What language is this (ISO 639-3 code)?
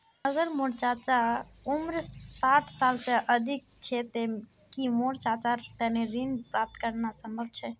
mag